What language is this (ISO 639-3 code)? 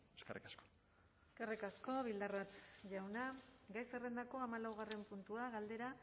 eus